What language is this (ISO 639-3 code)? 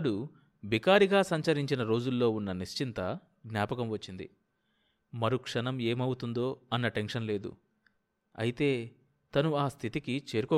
tel